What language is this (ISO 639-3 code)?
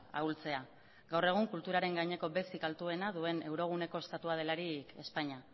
eus